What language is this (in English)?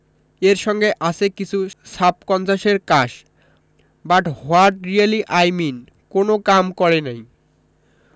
Bangla